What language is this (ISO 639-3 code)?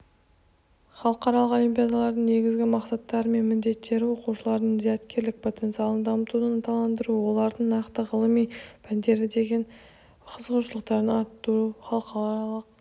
kaz